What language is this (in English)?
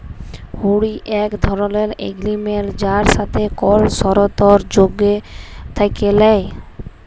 Bangla